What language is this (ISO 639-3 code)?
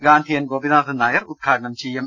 mal